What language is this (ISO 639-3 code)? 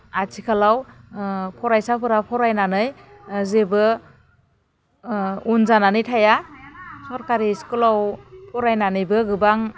brx